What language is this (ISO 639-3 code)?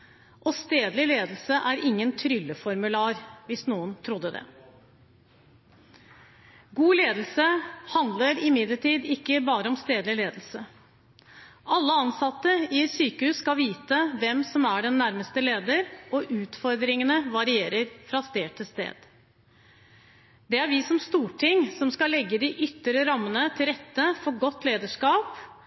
nob